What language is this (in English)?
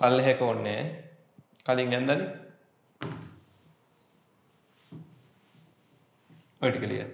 Hindi